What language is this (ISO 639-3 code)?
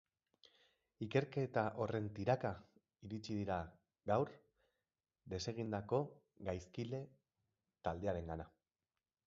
eus